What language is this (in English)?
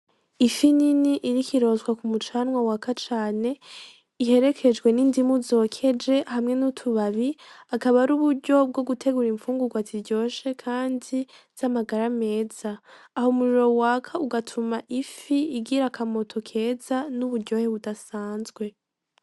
Rundi